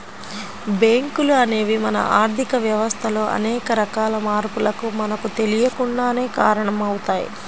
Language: Telugu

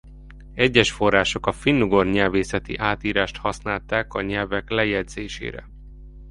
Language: Hungarian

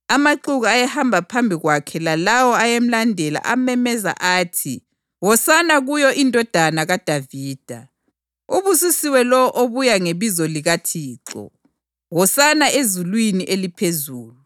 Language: North Ndebele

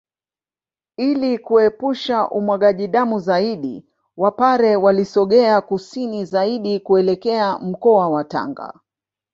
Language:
Swahili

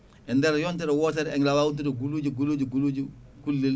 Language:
Fula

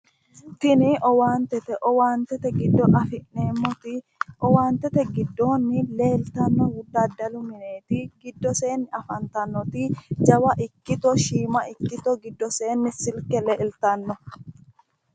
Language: Sidamo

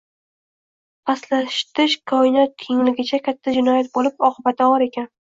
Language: Uzbek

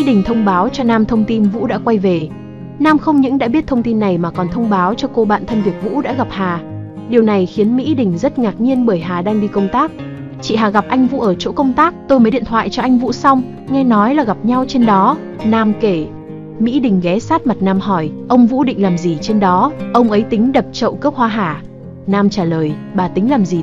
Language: Vietnamese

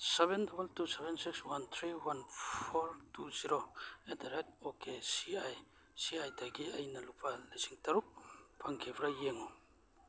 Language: Manipuri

